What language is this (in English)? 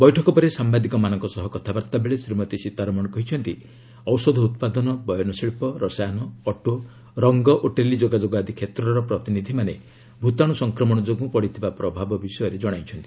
Odia